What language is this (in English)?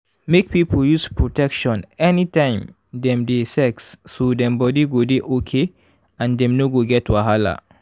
Nigerian Pidgin